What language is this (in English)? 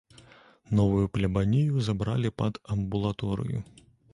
Belarusian